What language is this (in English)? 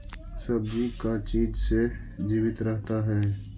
Magahi